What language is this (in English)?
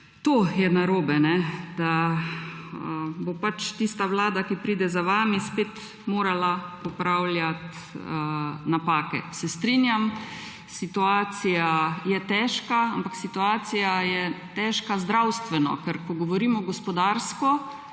Slovenian